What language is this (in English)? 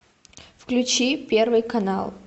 Russian